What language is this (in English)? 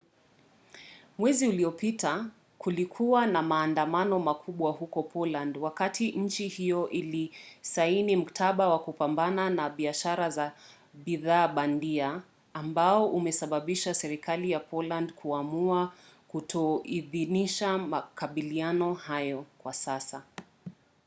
Swahili